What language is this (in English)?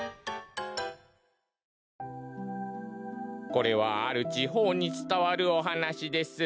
Japanese